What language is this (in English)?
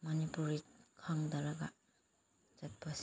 Manipuri